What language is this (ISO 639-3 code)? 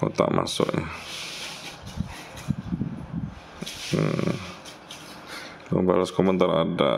ind